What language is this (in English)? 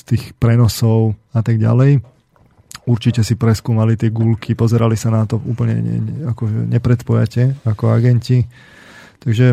Slovak